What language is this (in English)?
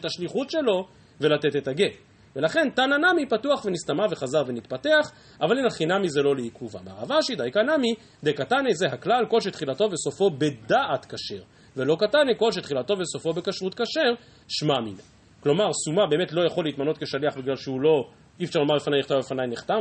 Hebrew